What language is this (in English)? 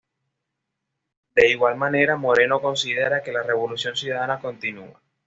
Spanish